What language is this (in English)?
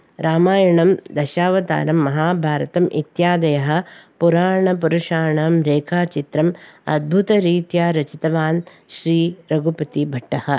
Sanskrit